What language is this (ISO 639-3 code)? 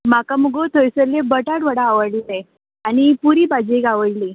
kok